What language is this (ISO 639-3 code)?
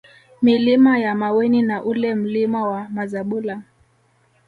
swa